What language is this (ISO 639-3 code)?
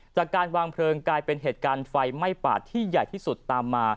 tha